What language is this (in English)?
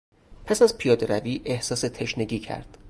Persian